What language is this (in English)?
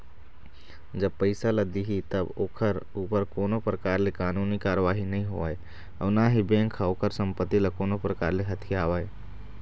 Chhattisgarhi